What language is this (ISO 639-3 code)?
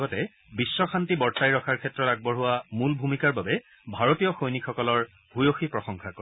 asm